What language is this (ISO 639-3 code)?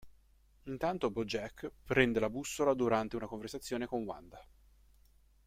ita